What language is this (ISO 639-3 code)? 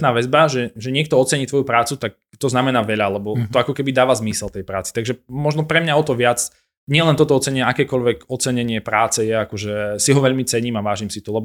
slk